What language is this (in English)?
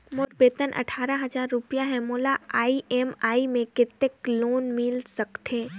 Chhattisgarhi